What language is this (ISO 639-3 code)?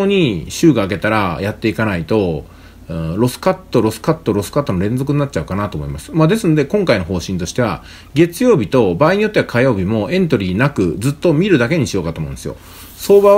jpn